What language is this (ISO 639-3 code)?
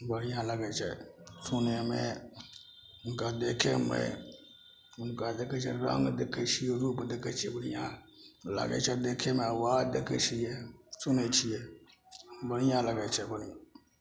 mai